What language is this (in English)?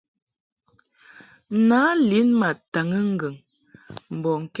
Mungaka